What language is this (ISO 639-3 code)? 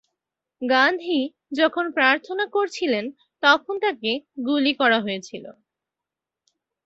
ben